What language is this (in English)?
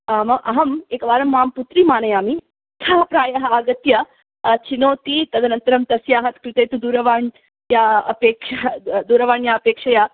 Sanskrit